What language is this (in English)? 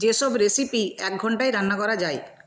Bangla